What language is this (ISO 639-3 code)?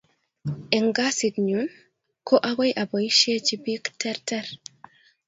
kln